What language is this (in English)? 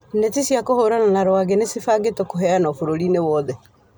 Kikuyu